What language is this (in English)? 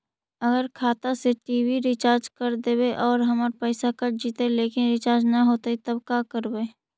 Magahi